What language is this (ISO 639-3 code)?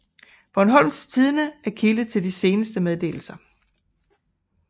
dan